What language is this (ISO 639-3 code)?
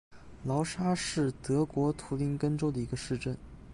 zho